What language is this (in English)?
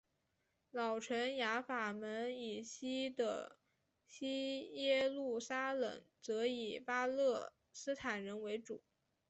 Chinese